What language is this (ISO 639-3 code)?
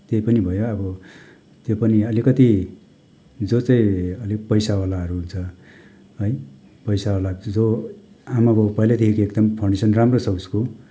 nep